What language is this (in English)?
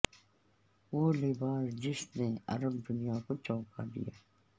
Urdu